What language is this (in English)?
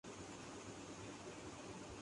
Urdu